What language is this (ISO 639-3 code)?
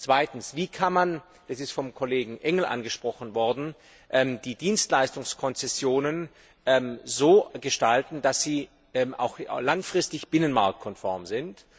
deu